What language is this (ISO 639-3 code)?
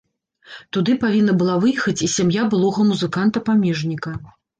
bel